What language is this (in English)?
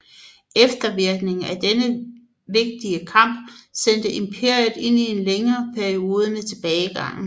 Danish